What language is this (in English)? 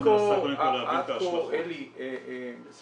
Hebrew